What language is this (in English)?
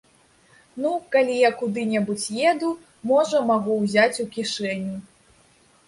Belarusian